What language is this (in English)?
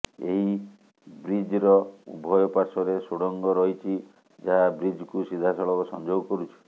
Odia